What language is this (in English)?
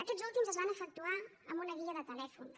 Catalan